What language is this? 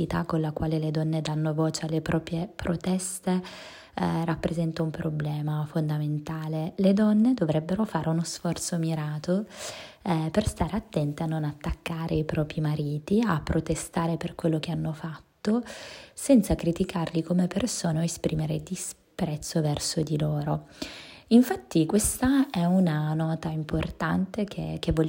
Italian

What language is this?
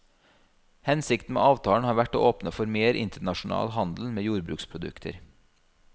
Norwegian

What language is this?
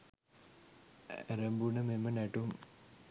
Sinhala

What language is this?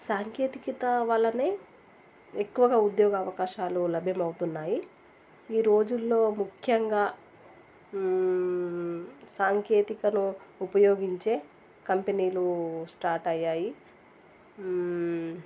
Telugu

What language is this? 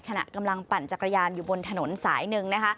Thai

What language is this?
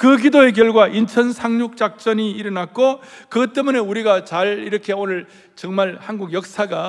Korean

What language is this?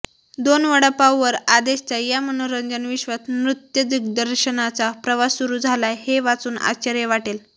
Marathi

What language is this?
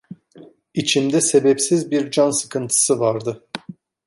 Turkish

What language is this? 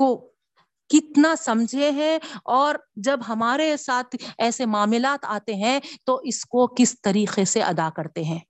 Urdu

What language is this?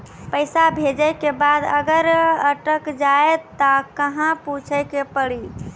Maithili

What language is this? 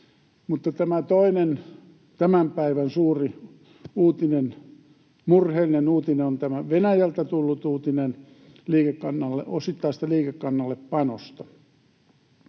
Finnish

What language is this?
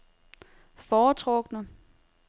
Danish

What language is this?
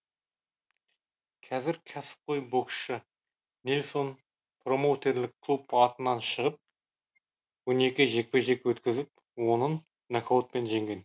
Kazakh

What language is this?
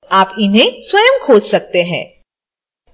Hindi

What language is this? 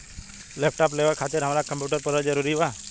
Bhojpuri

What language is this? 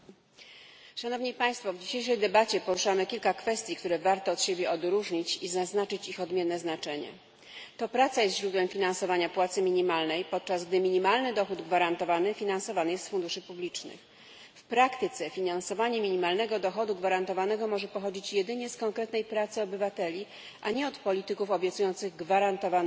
Polish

